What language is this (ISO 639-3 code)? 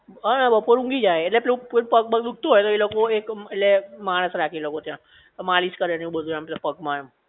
guj